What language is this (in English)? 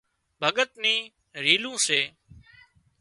Wadiyara Koli